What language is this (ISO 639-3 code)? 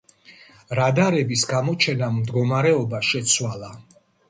kat